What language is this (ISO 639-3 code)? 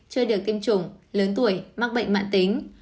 vie